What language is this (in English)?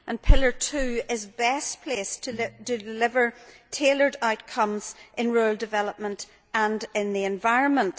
English